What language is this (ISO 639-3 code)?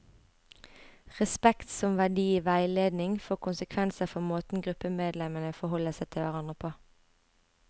nor